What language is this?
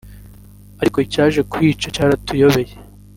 Kinyarwanda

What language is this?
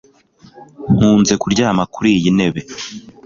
Kinyarwanda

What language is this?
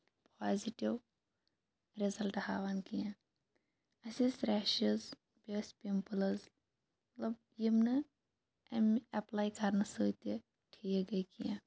Kashmiri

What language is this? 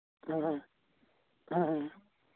Santali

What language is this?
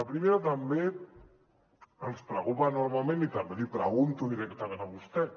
Catalan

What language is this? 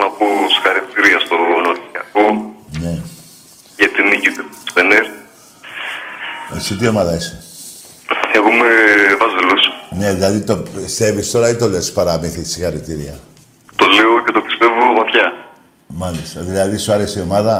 Greek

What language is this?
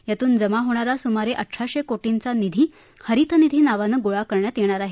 Marathi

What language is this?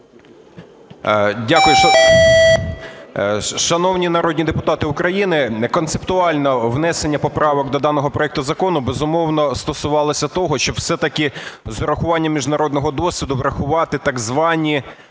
Ukrainian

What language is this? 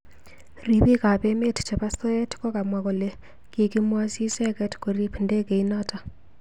Kalenjin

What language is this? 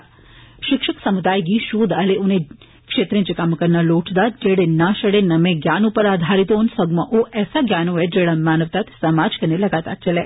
Dogri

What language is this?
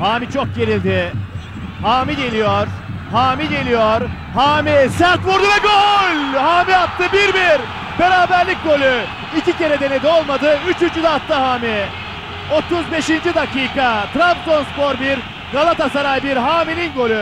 Turkish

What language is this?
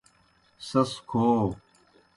Kohistani Shina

